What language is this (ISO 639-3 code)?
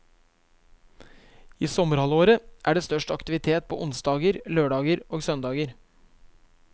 nor